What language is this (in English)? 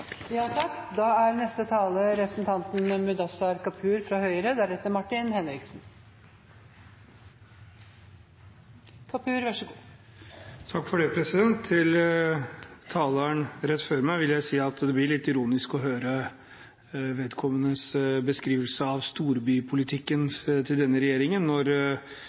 Norwegian Bokmål